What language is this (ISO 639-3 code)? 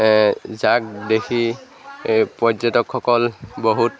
asm